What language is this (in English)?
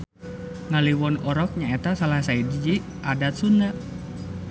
Sundanese